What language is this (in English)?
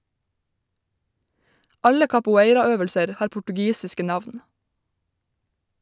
Norwegian